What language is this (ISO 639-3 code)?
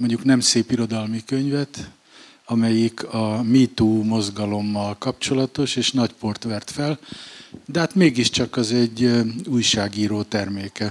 hun